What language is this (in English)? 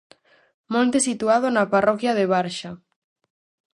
Galician